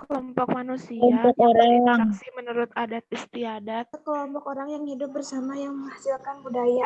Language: Indonesian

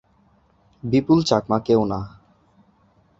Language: Bangla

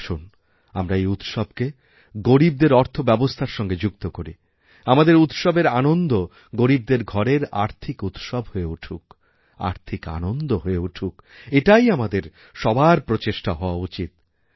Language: Bangla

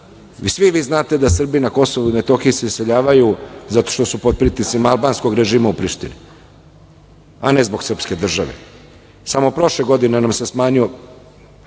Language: Serbian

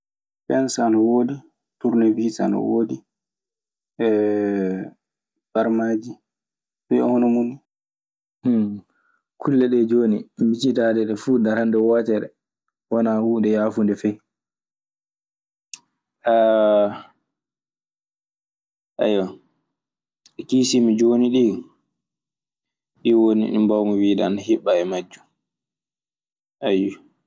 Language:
Maasina Fulfulde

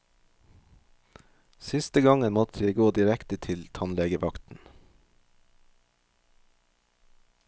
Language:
Norwegian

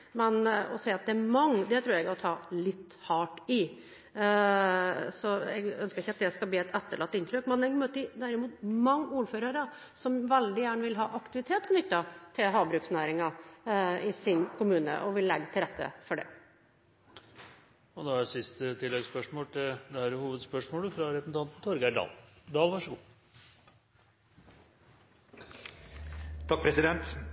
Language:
Norwegian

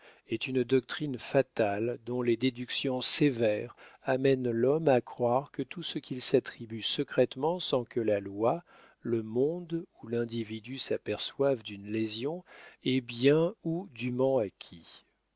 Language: French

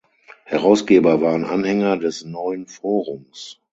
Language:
German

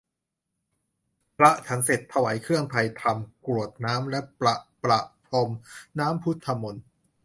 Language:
Thai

